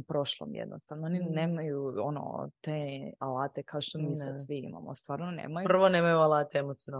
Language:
Croatian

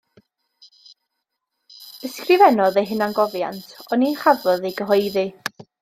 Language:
Welsh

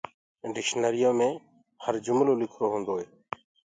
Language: Gurgula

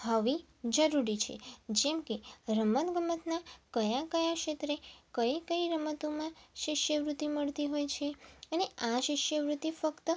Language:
Gujarati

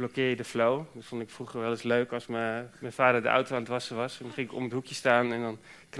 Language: Dutch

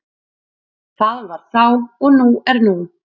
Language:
Icelandic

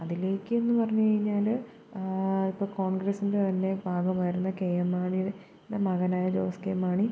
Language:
Malayalam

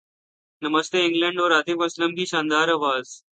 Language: Urdu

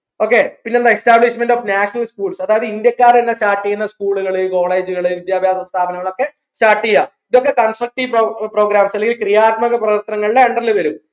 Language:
Malayalam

